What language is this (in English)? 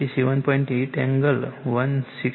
Gujarati